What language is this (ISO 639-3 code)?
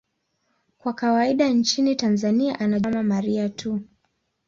swa